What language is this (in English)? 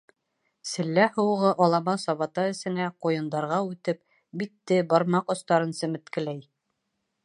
Bashkir